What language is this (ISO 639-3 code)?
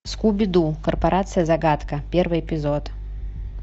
rus